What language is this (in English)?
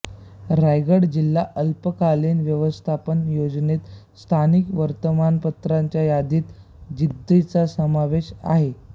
Marathi